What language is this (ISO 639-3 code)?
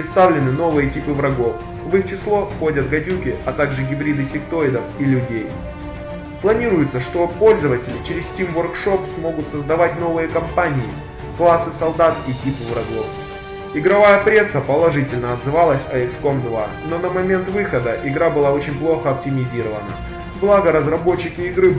rus